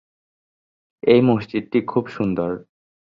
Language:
Bangla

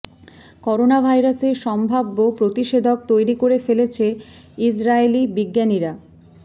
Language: Bangla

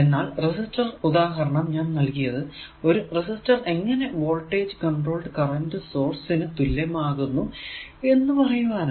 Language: Malayalam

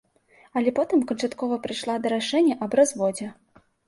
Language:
Belarusian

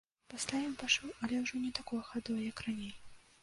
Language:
Belarusian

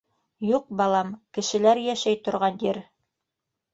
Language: Bashkir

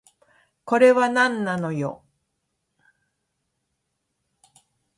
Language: Japanese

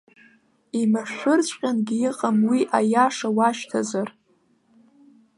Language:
Abkhazian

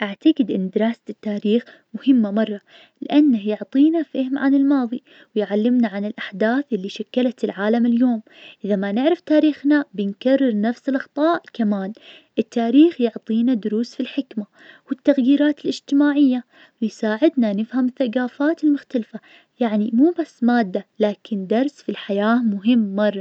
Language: Najdi Arabic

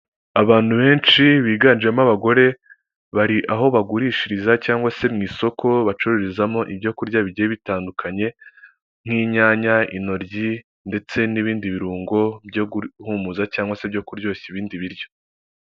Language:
Kinyarwanda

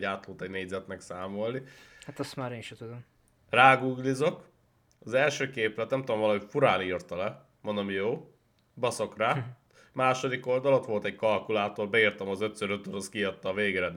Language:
Hungarian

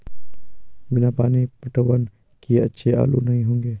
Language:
Hindi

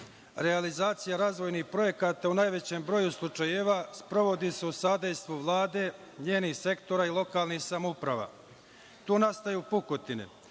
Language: Serbian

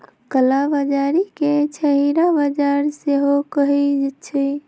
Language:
Magahi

